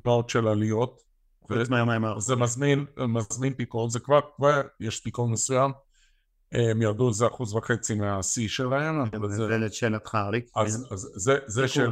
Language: Hebrew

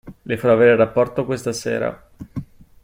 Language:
Italian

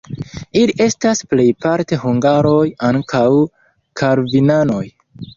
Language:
Esperanto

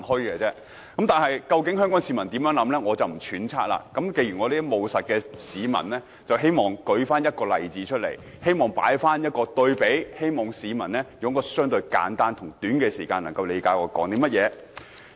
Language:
Cantonese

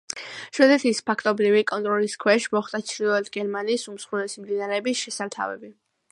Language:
Georgian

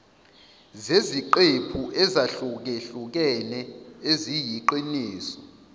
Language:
Zulu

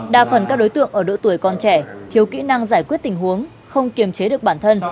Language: Vietnamese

